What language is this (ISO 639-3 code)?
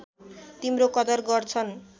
nep